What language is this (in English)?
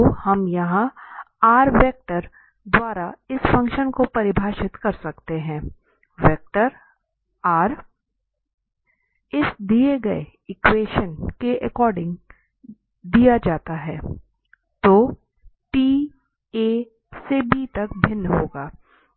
Hindi